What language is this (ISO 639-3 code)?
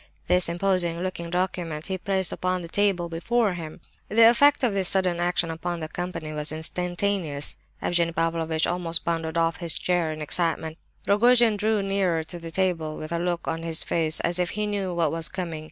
eng